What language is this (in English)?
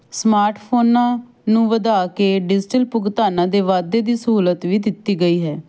Punjabi